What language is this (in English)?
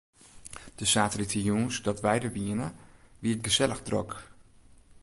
Western Frisian